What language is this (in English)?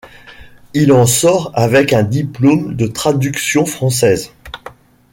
French